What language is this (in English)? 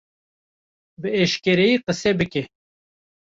Kurdish